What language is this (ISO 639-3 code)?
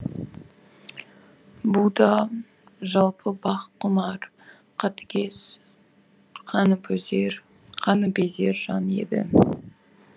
kaz